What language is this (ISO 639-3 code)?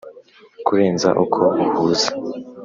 kin